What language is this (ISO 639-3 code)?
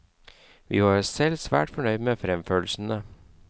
nor